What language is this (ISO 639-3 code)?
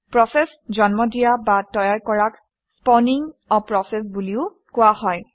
asm